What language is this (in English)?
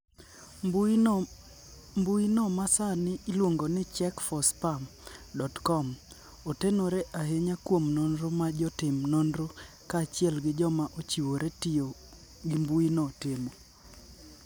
Luo (Kenya and Tanzania)